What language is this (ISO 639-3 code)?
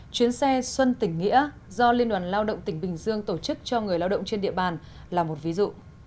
vie